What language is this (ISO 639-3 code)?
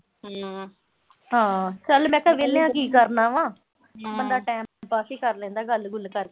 pan